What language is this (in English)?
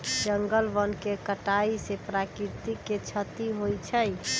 Magahi